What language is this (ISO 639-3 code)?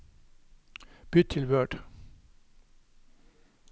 nor